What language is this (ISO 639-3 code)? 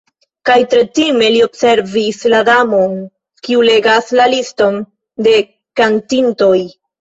epo